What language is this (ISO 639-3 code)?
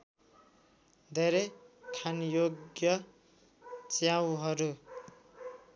nep